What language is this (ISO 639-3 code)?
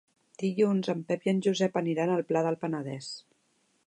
cat